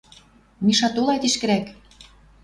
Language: Western Mari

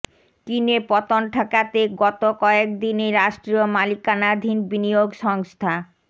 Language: Bangla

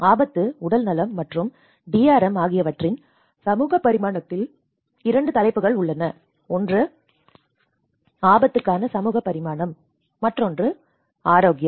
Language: Tamil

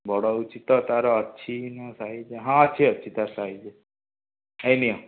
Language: Odia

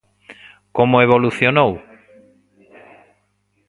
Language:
Galician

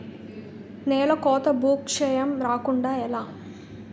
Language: Telugu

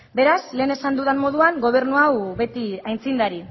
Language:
Basque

